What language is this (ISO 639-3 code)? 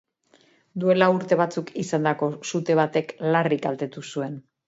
eus